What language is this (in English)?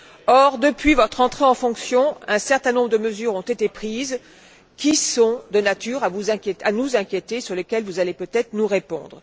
French